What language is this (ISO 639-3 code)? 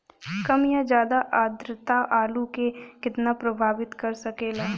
bho